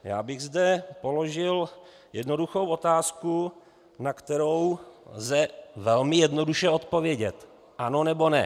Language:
Czech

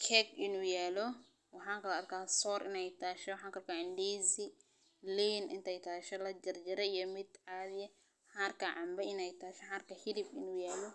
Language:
Somali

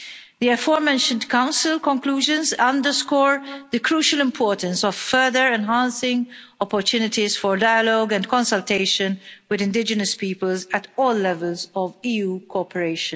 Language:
English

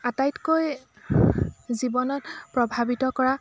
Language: Assamese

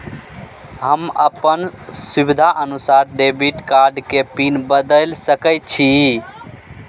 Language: Maithili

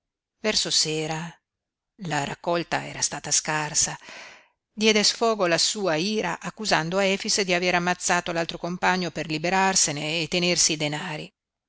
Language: Italian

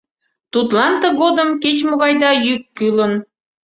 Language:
Mari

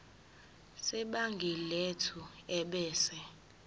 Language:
Zulu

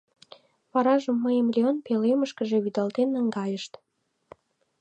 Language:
Mari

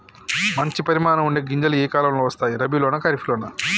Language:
Telugu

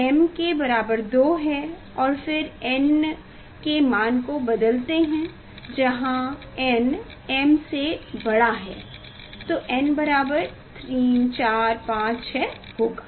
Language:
Hindi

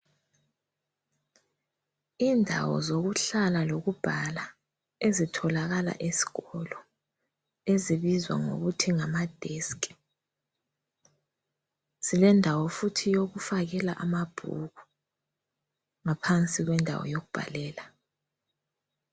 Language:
North Ndebele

